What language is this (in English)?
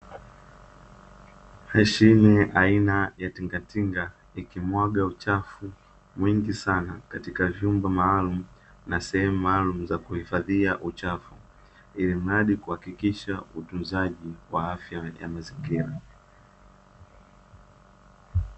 Swahili